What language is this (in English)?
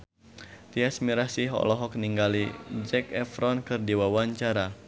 Sundanese